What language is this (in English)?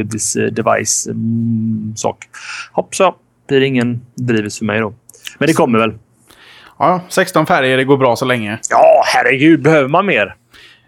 Swedish